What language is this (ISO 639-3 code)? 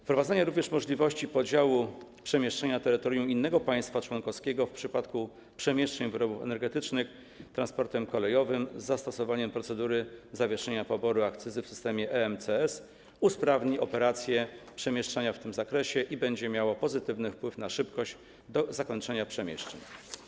pol